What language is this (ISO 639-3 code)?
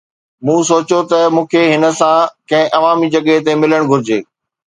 snd